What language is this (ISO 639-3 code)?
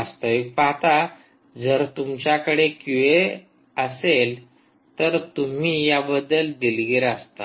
mar